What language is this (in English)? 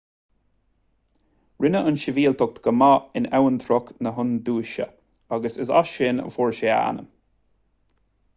Irish